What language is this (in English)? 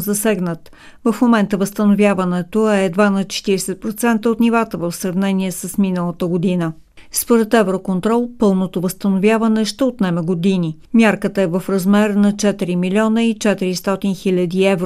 Bulgarian